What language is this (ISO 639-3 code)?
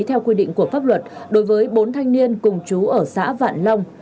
vie